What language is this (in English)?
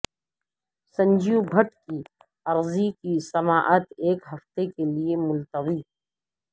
Urdu